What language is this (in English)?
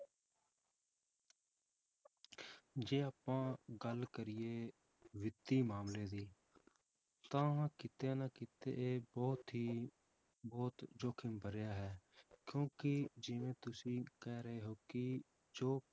Punjabi